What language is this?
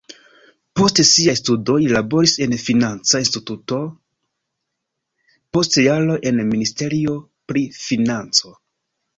Esperanto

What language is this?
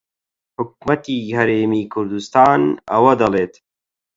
Central Kurdish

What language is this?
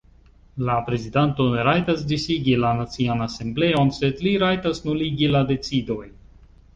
Esperanto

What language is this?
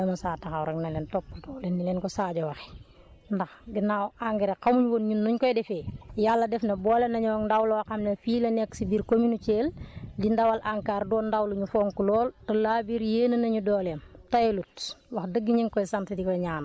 Wolof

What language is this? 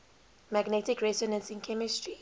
English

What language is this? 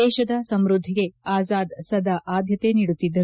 Kannada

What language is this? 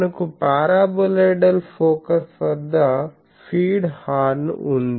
Telugu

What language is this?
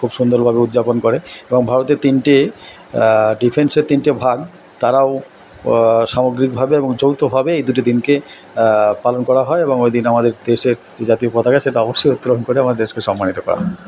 Bangla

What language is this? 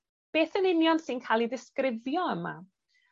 Welsh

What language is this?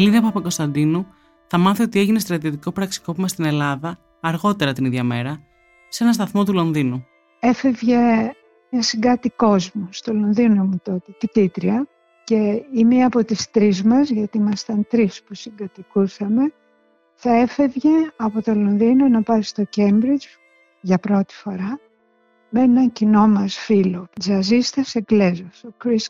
Greek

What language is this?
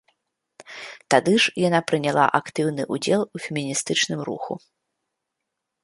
Belarusian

